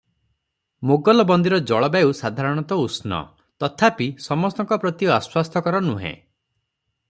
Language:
Odia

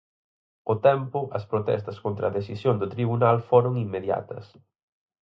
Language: Galician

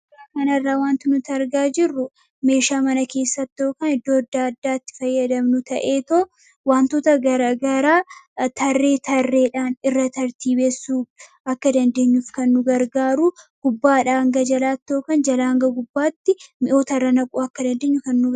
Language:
Oromo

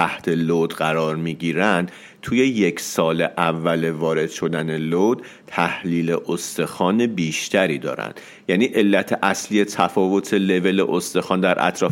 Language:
Persian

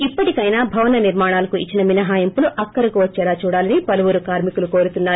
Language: Telugu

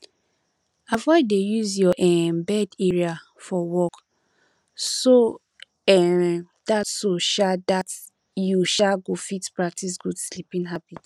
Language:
Nigerian Pidgin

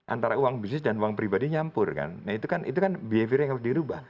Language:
Indonesian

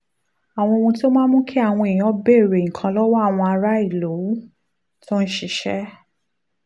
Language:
Yoruba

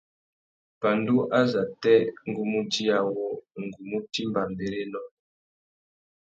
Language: Tuki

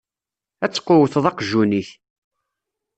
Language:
Kabyle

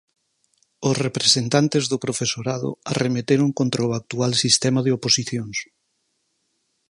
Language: Galician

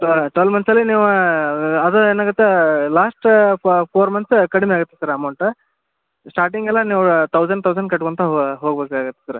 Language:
Kannada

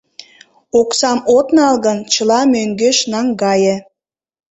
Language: Mari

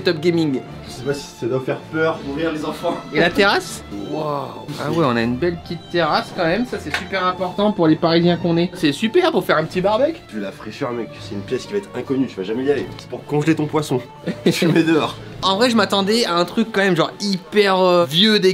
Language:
French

